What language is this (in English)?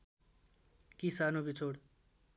Nepali